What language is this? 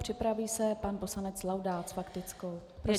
Czech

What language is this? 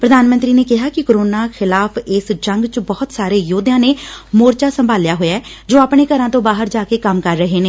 Punjabi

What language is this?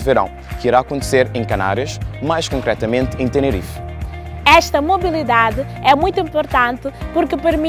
Portuguese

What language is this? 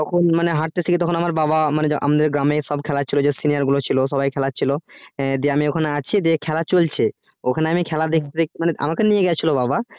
Bangla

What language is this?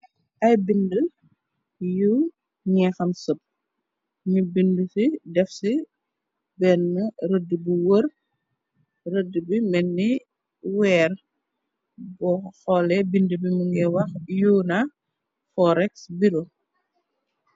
Wolof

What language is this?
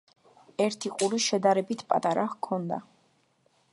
Georgian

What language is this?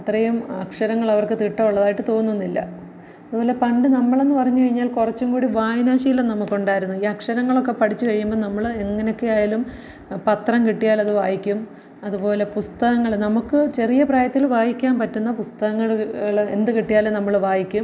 Malayalam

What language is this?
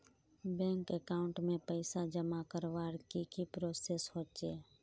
Magahi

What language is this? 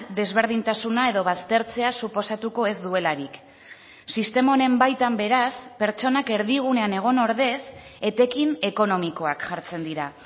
Basque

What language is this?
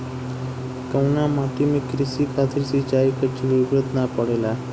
Bhojpuri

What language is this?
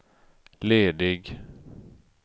Swedish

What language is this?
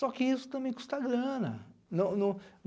Portuguese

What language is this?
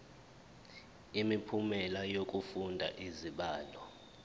Zulu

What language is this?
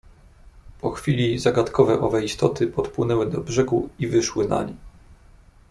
Polish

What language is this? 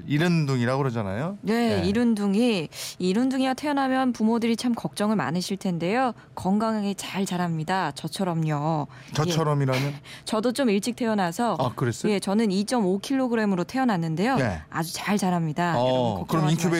Korean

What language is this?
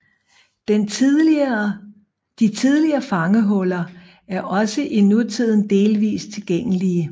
Danish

